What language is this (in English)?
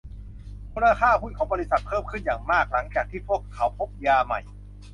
Thai